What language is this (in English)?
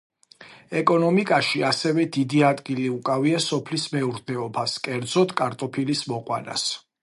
Georgian